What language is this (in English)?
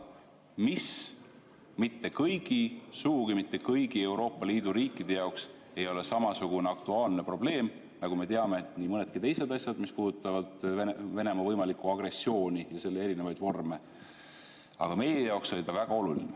Estonian